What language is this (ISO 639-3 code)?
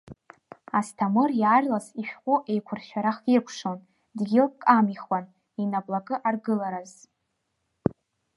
abk